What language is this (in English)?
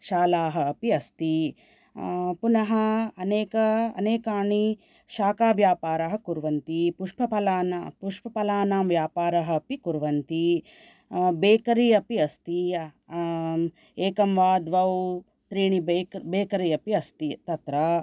Sanskrit